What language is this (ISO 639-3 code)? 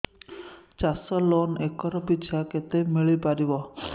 ori